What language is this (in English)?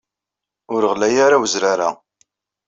Kabyle